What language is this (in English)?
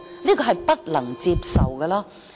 Cantonese